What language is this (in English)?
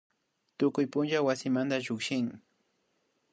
Imbabura Highland Quichua